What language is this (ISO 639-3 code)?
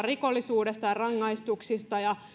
fin